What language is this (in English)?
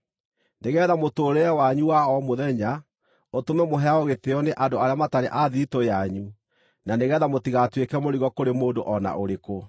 Kikuyu